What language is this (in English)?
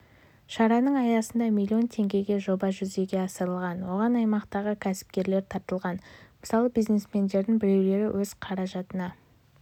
Kazakh